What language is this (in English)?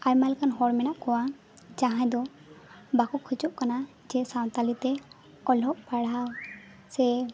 Santali